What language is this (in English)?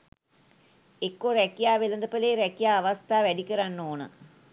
Sinhala